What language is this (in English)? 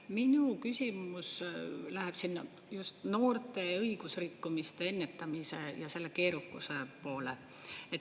Estonian